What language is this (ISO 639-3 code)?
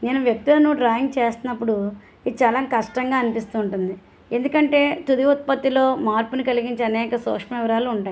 tel